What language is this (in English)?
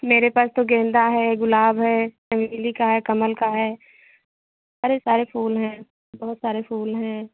Hindi